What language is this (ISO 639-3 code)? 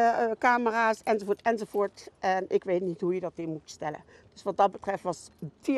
nld